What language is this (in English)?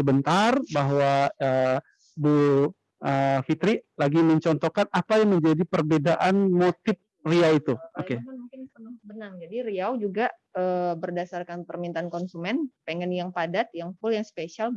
Indonesian